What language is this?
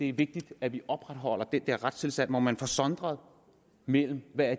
Danish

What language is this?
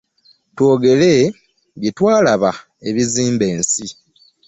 Ganda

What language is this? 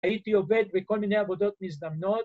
Hebrew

